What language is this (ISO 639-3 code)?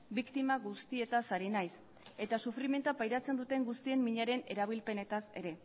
eus